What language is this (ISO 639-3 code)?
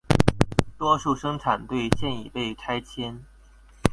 zho